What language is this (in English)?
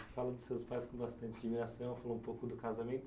Portuguese